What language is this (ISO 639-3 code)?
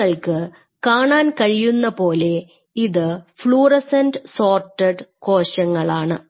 mal